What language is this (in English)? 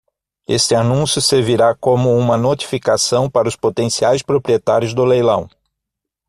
Portuguese